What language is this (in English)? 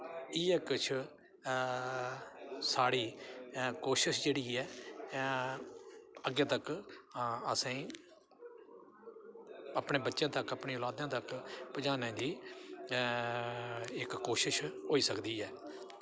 Dogri